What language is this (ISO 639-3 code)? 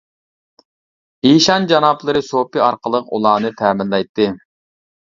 uig